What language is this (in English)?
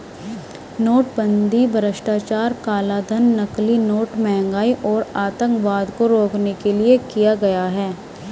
Hindi